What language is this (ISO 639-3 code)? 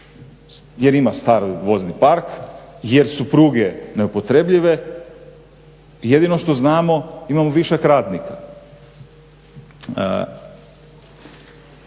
hrv